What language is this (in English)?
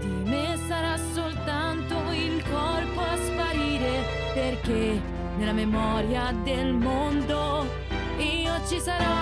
Italian